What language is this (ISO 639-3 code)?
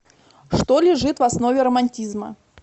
rus